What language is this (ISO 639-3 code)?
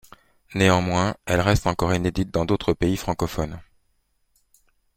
fra